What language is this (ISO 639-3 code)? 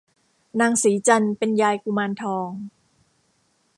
tha